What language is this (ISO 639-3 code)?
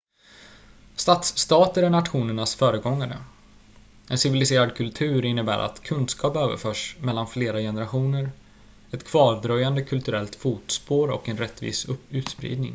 swe